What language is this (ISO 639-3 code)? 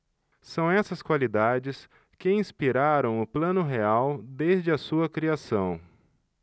por